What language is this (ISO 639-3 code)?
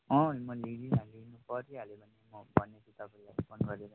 nep